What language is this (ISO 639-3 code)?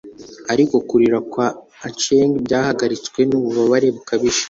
kin